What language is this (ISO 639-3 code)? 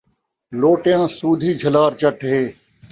skr